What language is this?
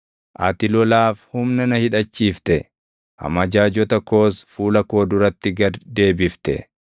Oromo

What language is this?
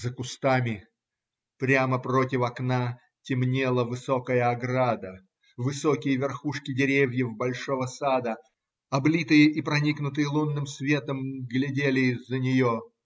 Russian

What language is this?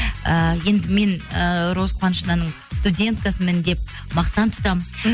Kazakh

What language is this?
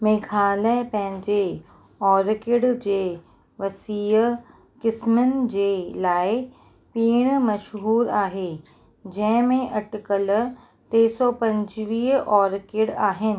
Sindhi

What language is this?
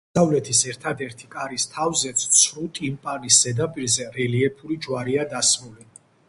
Georgian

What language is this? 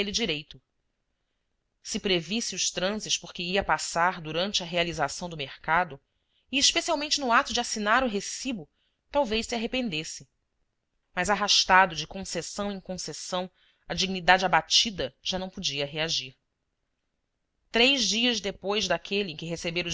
Portuguese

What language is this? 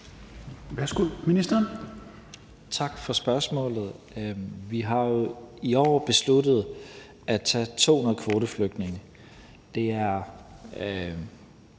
Danish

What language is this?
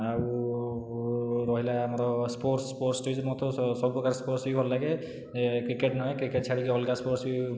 Odia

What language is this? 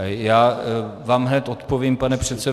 Czech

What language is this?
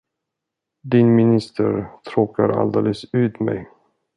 Swedish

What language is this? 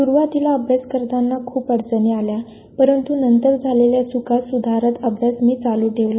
Marathi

